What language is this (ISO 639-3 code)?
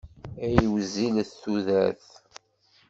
kab